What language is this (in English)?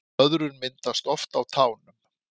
Icelandic